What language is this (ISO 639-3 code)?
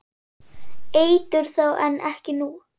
isl